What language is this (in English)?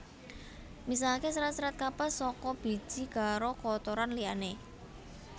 Javanese